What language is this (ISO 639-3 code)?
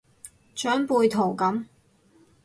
yue